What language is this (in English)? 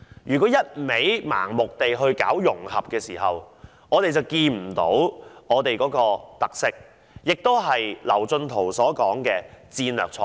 Cantonese